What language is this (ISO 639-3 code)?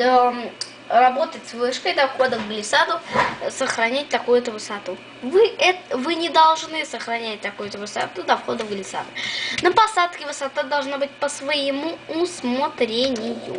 rus